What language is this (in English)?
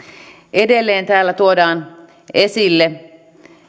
Finnish